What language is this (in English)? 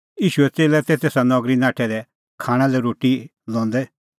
Kullu Pahari